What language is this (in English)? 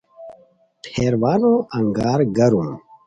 Khowar